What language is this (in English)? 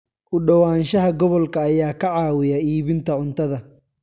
Somali